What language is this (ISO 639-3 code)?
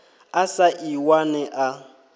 ven